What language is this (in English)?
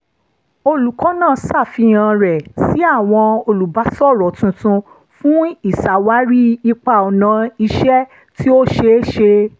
Yoruba